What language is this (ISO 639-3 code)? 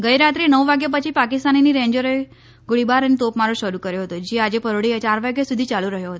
guj